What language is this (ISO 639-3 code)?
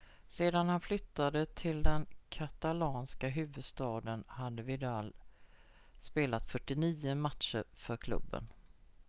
swe